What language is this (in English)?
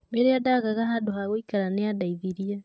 Kikuyu